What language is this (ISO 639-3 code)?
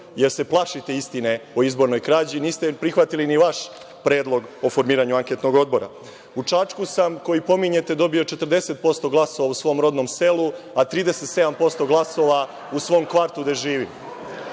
srp